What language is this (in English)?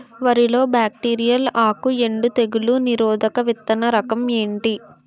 Telugu